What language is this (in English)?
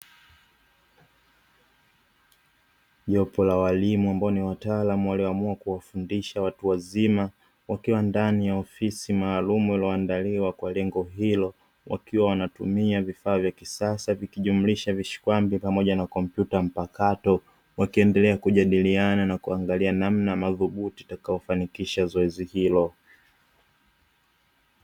Swahili